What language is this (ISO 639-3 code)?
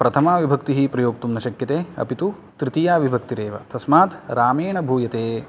san